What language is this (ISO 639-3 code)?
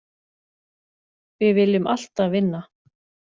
isl